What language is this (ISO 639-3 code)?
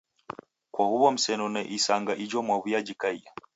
dav